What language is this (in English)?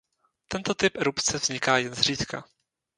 Czech